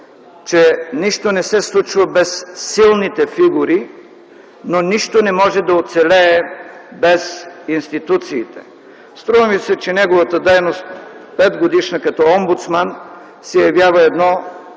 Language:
Bulgarian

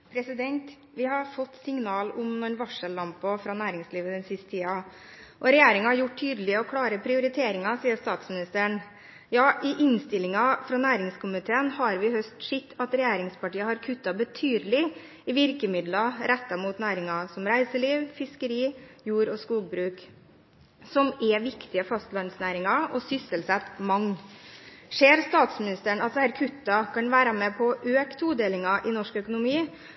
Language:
Norwegian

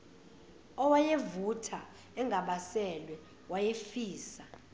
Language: Zulu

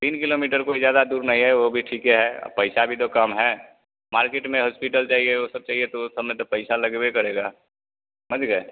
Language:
Hindi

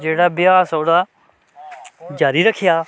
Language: Dogri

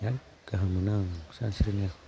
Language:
Bodo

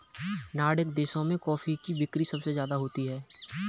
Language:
Hindi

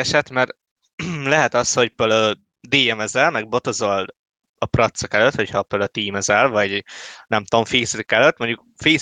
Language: Hungarian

